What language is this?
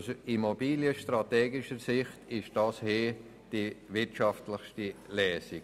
Swiss German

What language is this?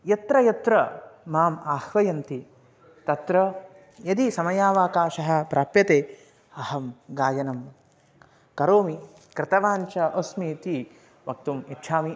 Sanskrit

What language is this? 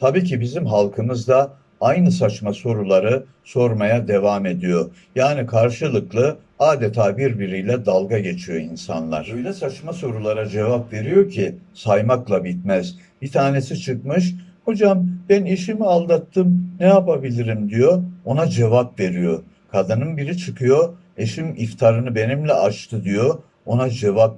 Turkish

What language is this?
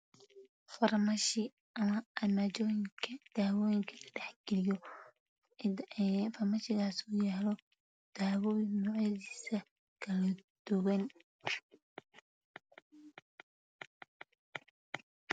Somali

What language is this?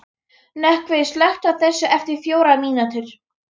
Icelandic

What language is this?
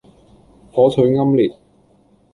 Cantonese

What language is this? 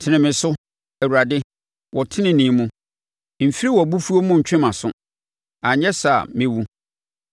Akan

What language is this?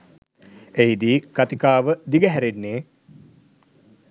Sinhala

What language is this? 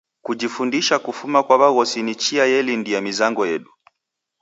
Taita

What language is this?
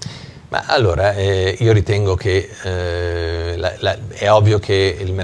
Italian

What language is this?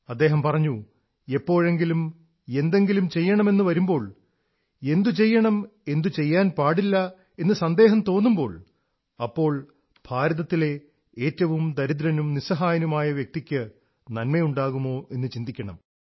Malayalam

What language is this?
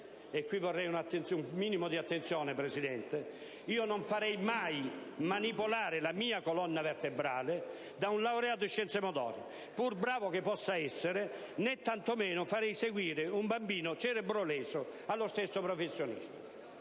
Italian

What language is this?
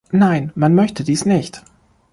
German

